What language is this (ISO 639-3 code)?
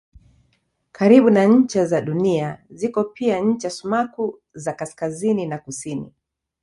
swa